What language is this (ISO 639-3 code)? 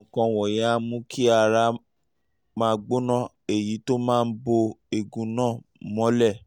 yor